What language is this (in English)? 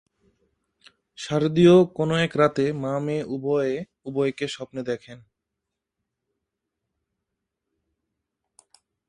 Bangla